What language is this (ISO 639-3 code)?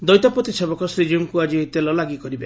ori